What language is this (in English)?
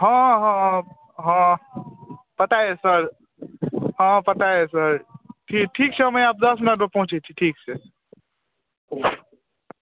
Maithili